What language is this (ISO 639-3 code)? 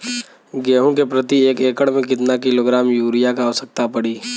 bho